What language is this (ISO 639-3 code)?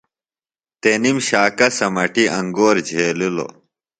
phl